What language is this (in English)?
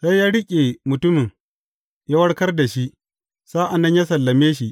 Hausa